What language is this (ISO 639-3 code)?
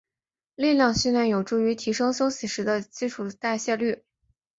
zho